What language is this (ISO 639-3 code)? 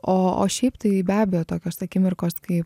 lit